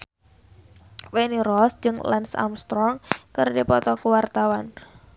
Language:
Sundanese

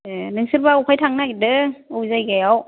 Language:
Bodo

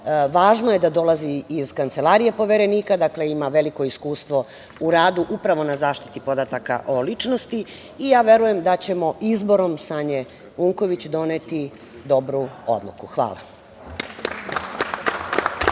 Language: Serbian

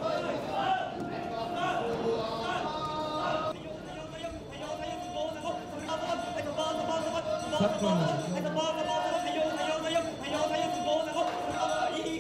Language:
Japanese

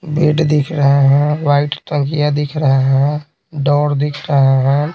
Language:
Hindi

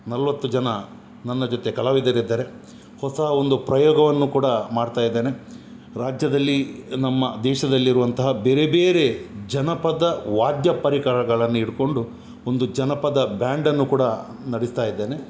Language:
Kannada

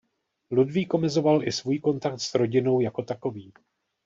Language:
Czech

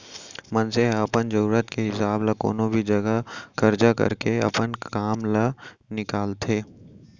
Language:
Chhattisgarhi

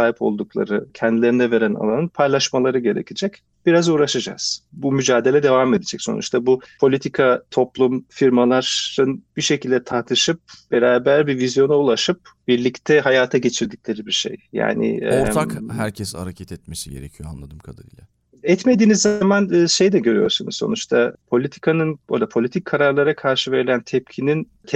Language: Turkish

